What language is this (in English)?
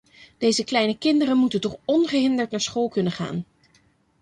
Dutch